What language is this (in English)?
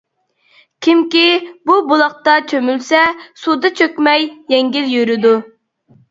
Uyghur